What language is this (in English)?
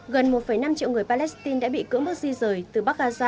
Vietnamese